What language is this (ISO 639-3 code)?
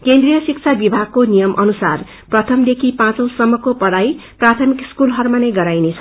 nep